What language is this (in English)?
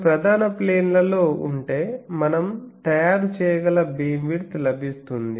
Telugu